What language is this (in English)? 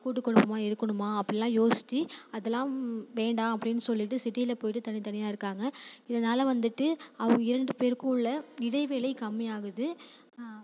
Tamil